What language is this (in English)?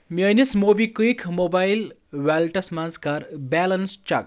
Kashmiri